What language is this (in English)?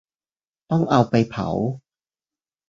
Thai